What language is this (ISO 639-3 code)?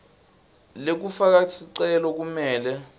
ssw